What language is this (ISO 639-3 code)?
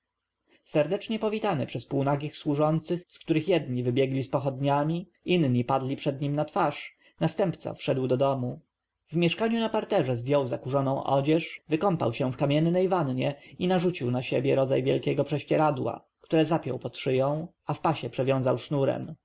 pol